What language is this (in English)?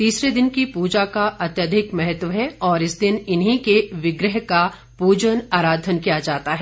Hindi